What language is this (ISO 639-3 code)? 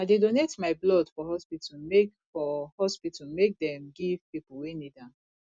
pcm